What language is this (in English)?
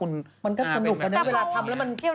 Thai